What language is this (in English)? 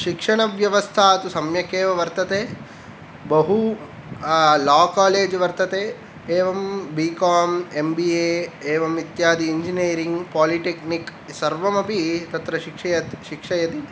Sanskrit